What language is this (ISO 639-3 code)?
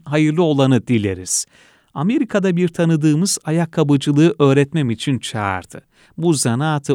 tur